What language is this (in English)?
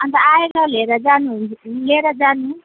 Nepali